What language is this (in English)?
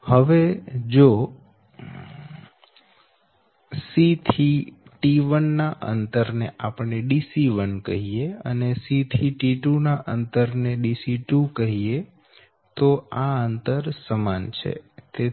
Gujarati